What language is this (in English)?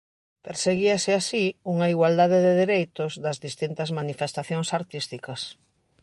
Galician